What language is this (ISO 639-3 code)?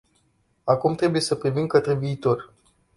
ron